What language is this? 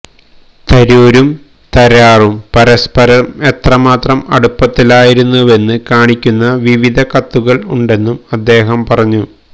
Malayalam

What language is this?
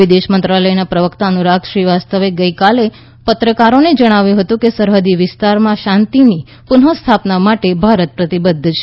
Gujarati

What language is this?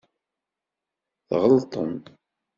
Kabyle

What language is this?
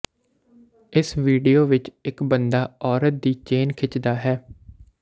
Punjabi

